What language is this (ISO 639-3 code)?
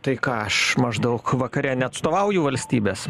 lit